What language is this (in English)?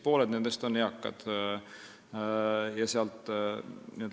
Estonian